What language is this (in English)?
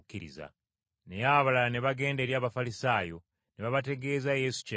Ganda